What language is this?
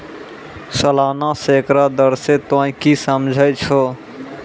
Maithili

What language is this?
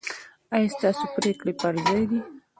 Pashto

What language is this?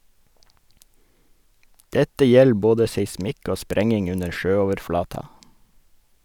Norwegian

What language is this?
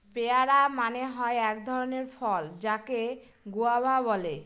Bangla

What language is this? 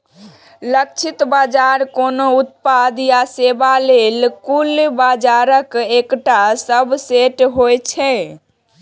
Maithili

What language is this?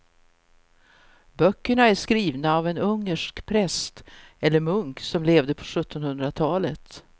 Swedish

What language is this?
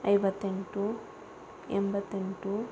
Kannada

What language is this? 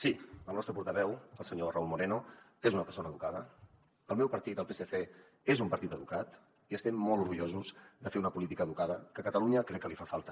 Catalan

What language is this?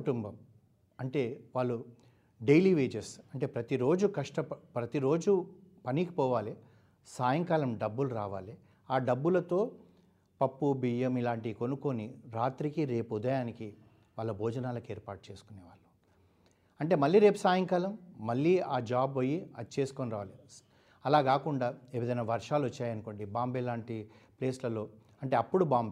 Telugu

